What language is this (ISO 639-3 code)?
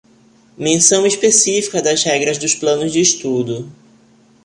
por